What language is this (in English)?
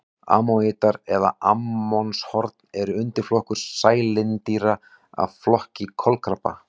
Icelandic